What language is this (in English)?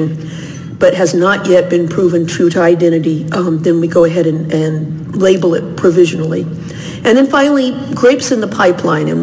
English